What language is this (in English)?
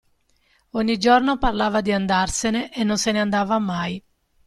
Italian